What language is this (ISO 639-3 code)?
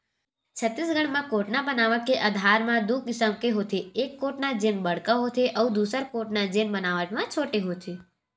hne